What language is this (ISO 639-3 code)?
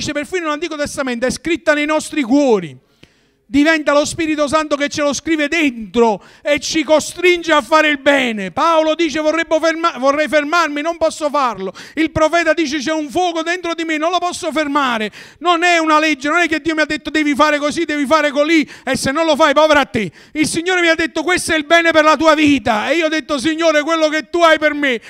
ita